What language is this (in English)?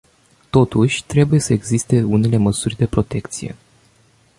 Romanian